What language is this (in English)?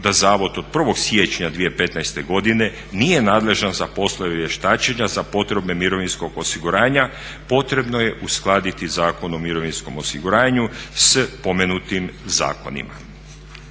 Croatian